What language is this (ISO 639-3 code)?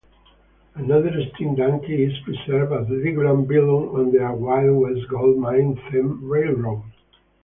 eng